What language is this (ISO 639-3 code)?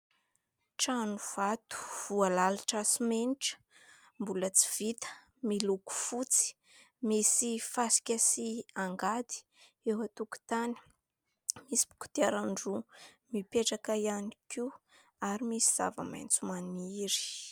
mlg